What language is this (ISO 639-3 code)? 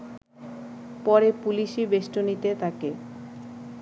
ben